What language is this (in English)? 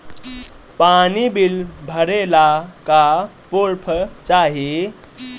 Bhojpuri